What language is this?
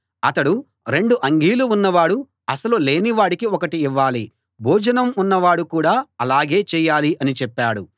Telugu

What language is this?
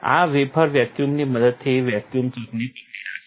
Gujarati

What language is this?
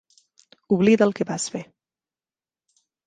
Catalan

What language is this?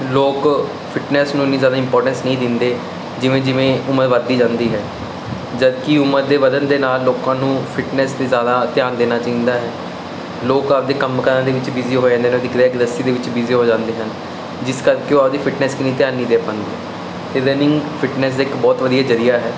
Punjabi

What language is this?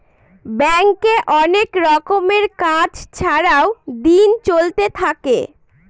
Bangla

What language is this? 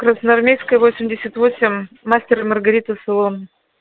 Russian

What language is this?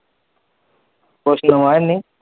Punjabi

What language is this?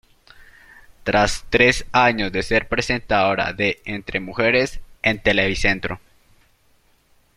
Spanish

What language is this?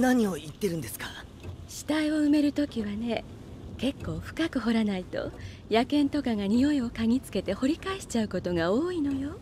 Japanese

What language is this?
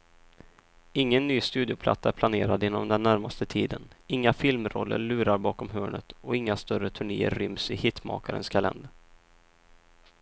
Swedish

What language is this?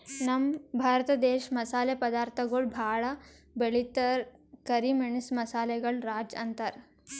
Kannada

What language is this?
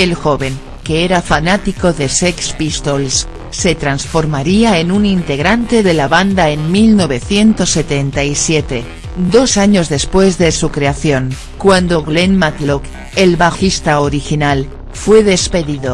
Spanish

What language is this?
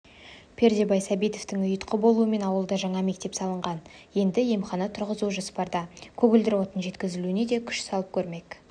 Kazakh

